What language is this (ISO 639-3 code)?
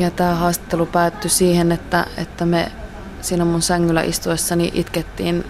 fin